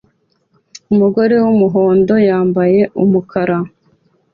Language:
Kinyarwanda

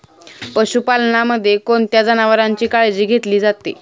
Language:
Marathi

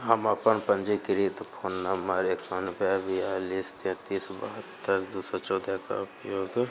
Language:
Maithili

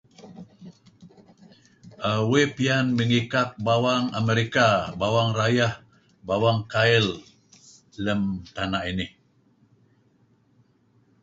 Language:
Kelabit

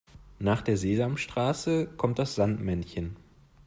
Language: German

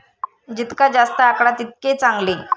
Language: Marathi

